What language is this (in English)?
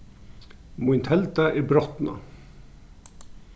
Faroese